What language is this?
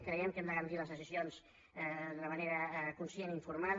Catalan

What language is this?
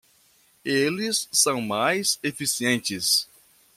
Portuguese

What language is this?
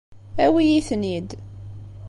Kabyle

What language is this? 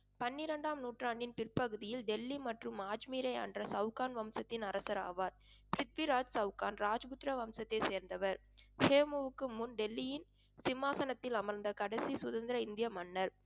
Tamil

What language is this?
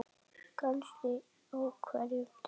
Icelandic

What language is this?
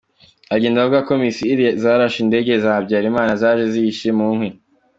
Kinyarwanda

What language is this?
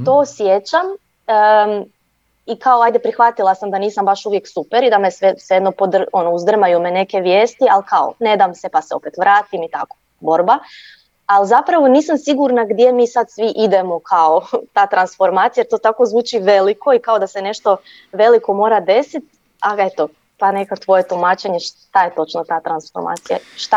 Croatian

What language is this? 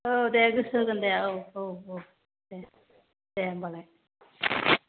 Bodo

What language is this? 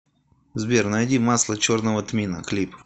Russian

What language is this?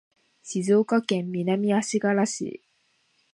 Japanese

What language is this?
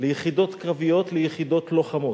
Hebrew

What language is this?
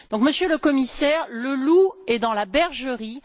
French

